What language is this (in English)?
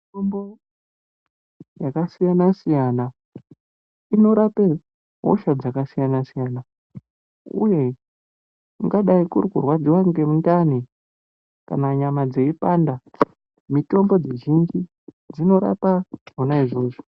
Ndau